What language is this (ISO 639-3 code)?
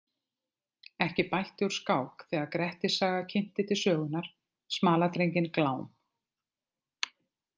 isl